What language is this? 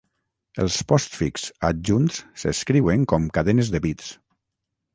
Catalan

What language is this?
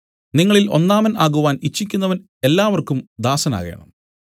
Malayalam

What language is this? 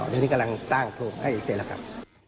Thai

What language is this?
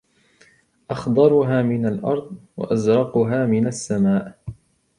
Arabic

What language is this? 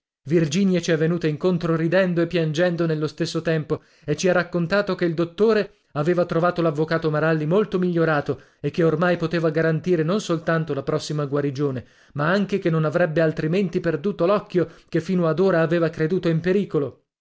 Italian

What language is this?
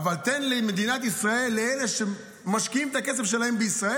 Hebrew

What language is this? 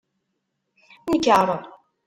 Kabyle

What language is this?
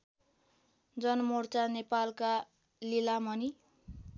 Nepali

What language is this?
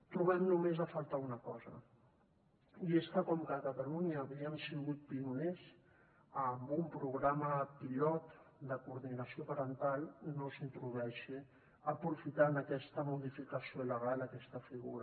Catalan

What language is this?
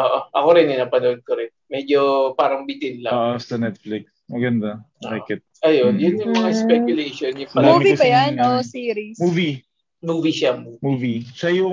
Filipino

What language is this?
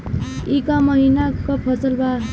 Bhojpuri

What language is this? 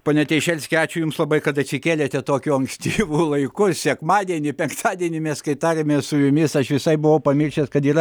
Lithuanian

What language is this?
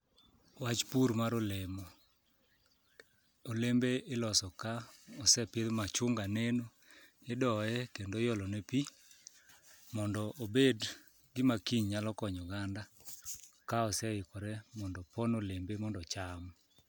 Luo (Kenya and Tanzania)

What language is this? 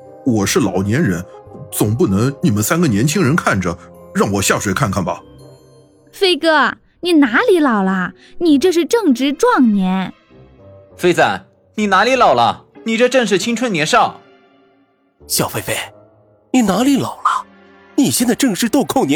Chinese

